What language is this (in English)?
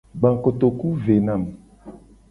Gen